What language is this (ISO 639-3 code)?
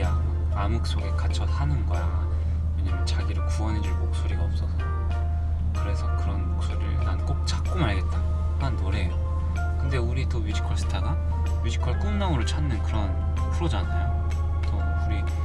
kor